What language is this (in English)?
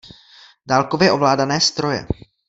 Czech